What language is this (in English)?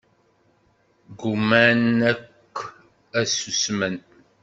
Kabyle